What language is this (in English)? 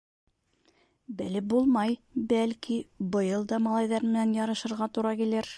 Bashkir